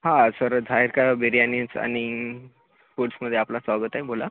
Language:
Marathi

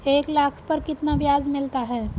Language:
Hindi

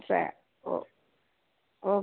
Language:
Gujarati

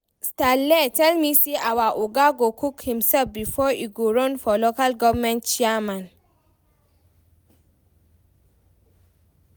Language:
Nigerian Pidgin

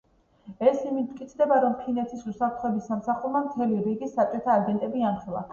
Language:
Georgian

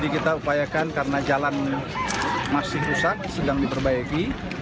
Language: Indonesian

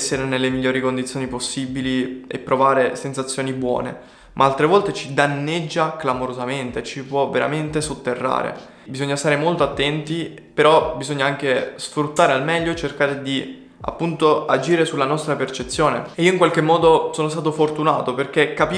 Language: Italian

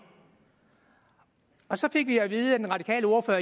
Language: Danish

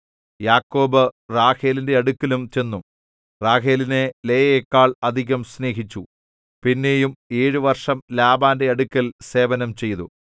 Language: Malayalam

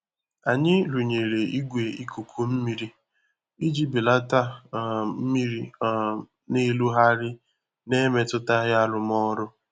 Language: Igbo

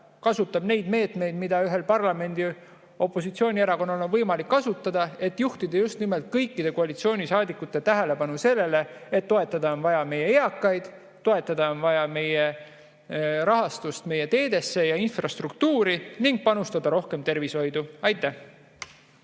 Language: Estonian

